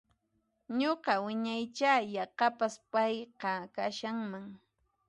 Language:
Puno Quechua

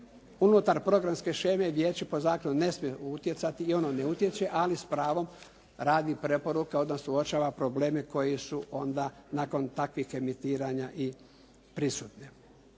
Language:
Croatian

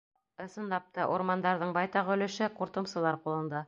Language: Bashkir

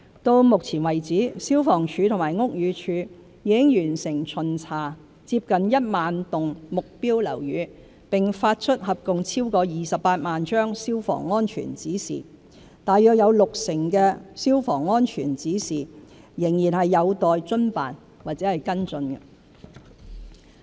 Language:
Cantonese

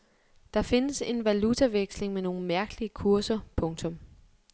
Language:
Danish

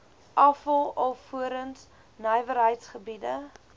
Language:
Afrikaans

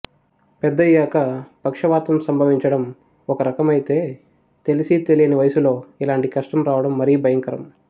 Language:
Telugu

